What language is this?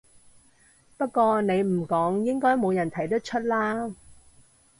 Cantonese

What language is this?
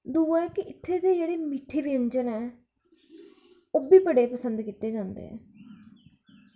Dogri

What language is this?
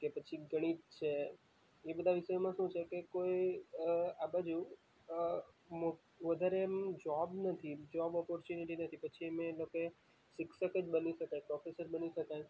Gujarati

